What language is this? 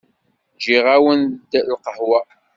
Kabyle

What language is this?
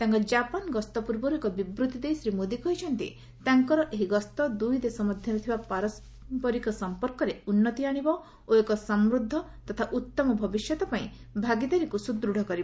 Odia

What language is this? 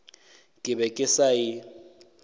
Northern Sotho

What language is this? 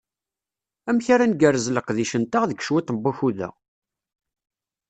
Kabyle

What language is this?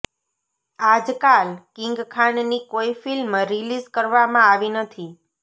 Gujarati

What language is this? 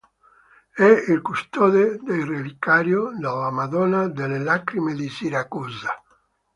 Italian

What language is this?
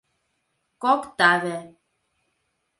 Mari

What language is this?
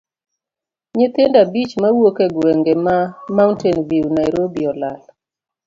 Luo (Kenya and Tanzania)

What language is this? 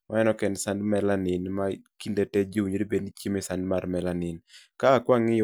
Luo (Kenya and Tanzania)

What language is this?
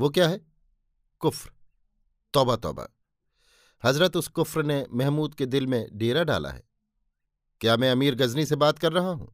Hindi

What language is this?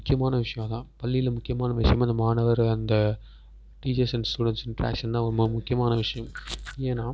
Tamil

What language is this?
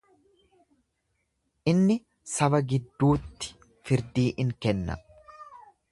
Oromo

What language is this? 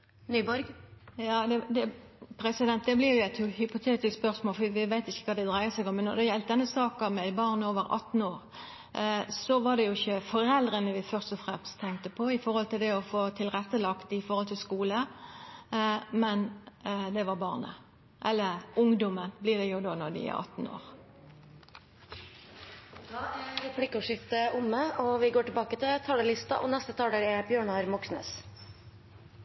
Norwegian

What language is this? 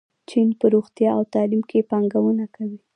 Pashto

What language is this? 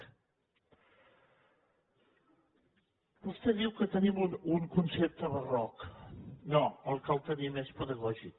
Catalan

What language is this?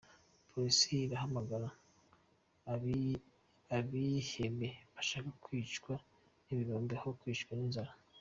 Kinyarwanda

